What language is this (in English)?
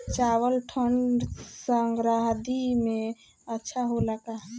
Bhojpuri